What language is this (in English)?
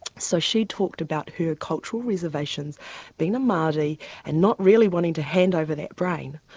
English